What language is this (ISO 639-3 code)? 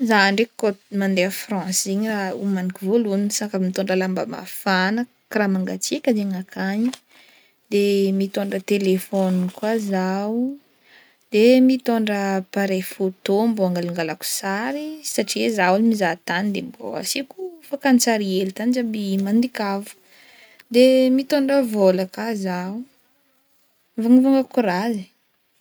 bmm